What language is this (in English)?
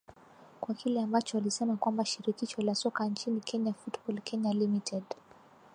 Swahili